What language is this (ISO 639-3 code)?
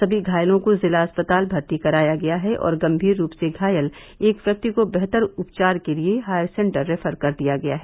hin